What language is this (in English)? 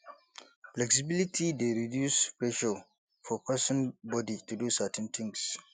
Nigerian Pidgin